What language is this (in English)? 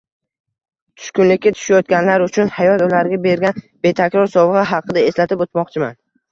Uzbek